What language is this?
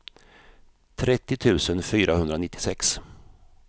Swedish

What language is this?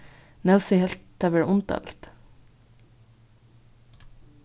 Faroese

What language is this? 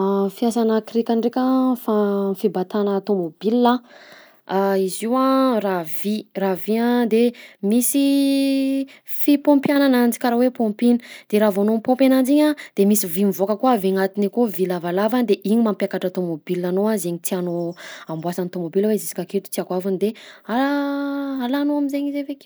Southern Betsimisaraka Malagasy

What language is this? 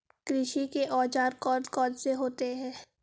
Hindi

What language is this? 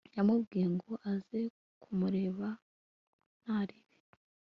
Kinyarwanda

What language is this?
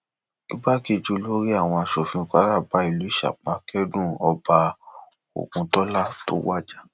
Yoruba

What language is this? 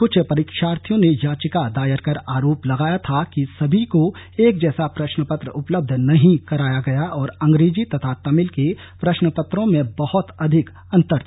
Hindi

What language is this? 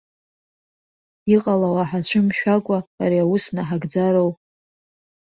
Abkhazian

